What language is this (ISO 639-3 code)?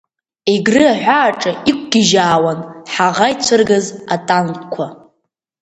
abk